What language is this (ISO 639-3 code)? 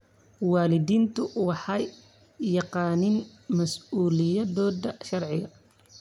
som